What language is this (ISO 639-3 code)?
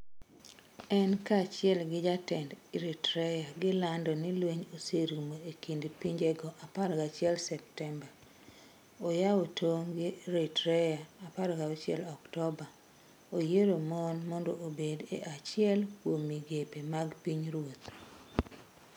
luo